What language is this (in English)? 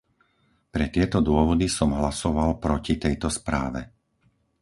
Slovak